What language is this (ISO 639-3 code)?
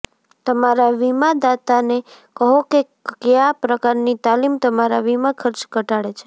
guj